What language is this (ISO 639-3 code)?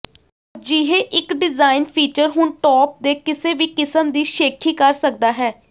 pan